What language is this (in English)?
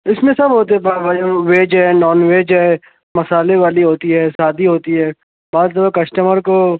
Urdu